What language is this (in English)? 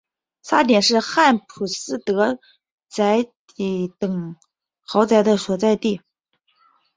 Chinese